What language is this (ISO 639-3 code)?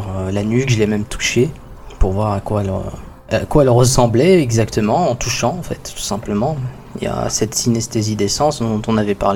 fra